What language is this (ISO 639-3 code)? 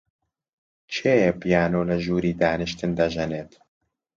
ckb